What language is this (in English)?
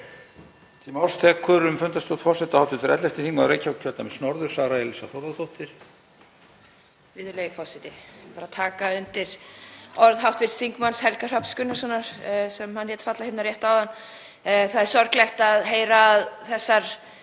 Icelandic